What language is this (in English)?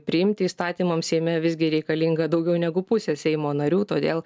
Lithuanian